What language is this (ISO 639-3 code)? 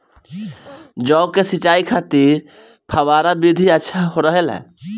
bho